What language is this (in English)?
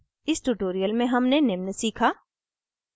Hindi